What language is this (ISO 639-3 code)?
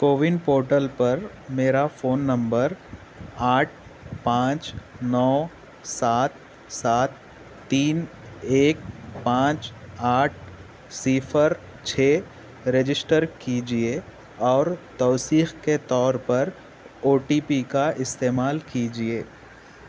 urd